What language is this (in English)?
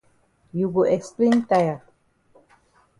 Cameroon Pidgin